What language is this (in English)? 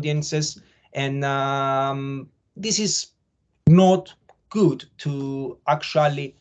English